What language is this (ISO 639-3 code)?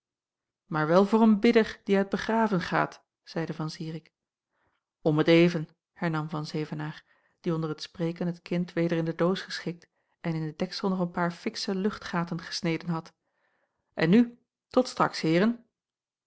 nld